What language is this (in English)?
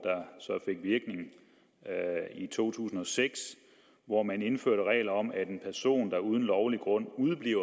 Danish